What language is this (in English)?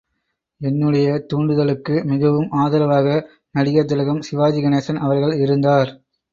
Tamil